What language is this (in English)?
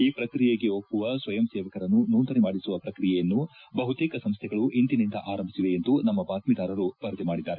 Kannada